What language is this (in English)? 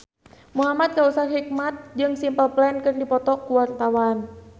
Sundanese